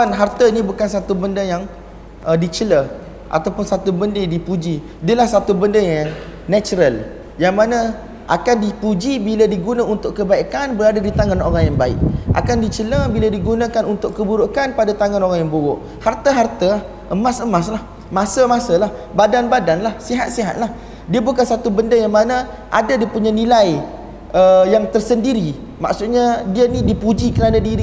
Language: Malay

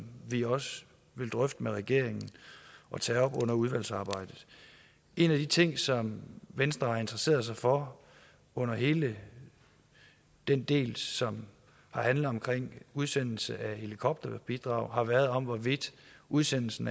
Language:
Danish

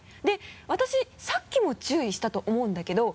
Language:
Japanese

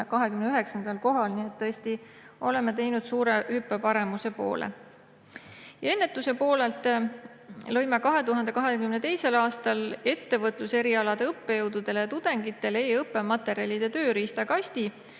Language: Estonian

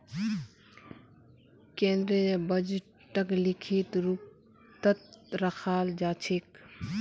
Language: Magahi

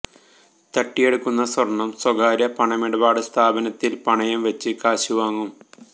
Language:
Malayalam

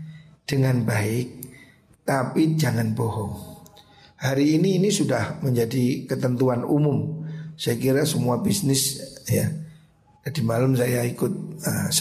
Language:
Indonesian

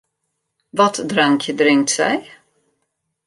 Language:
Western Frisian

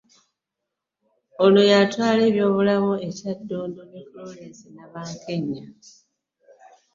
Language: Ganda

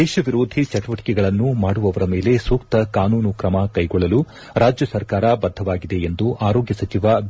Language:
Kannada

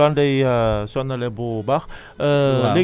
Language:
Wolof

